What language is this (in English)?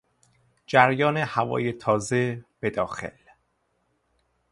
Persian